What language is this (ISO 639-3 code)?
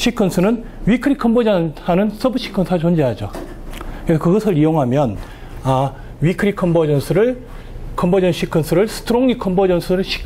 kor